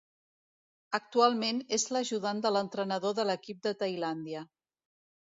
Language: Catalan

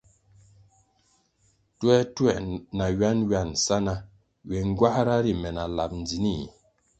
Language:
Kwasio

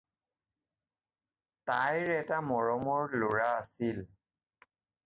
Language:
Assamese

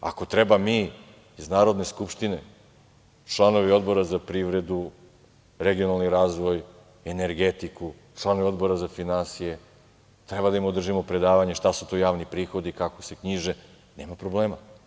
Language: Serbian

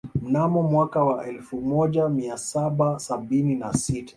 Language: Swahili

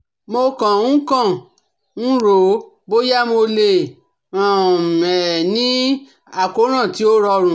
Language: Yoruba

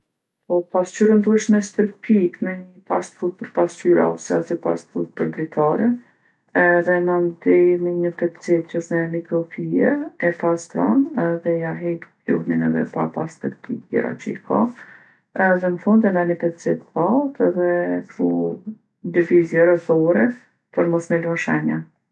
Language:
Gheg Albanian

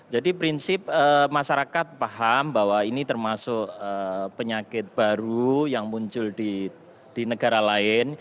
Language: Indonesian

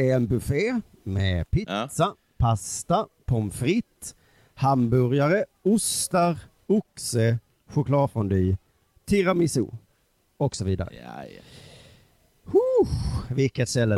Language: Swedish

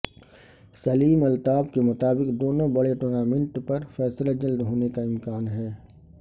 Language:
Urdu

